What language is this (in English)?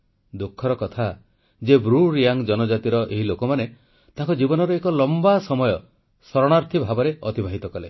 Odia